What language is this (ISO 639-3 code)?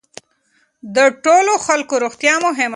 pus